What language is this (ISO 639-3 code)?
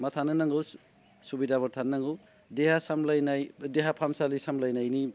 brx